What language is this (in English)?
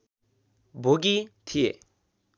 Nepali